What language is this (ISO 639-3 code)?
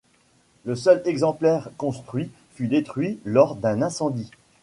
fra